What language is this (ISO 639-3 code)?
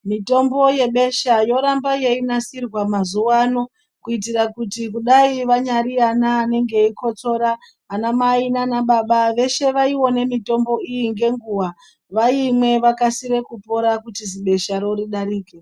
ndc